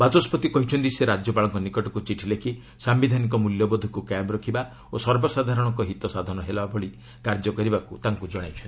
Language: Odia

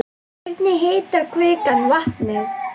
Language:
Icelandic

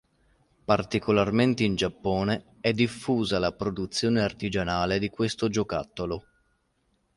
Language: Italian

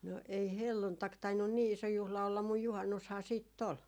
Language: Finnish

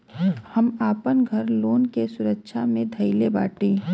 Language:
Bhojpuri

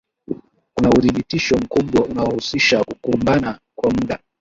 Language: Swahili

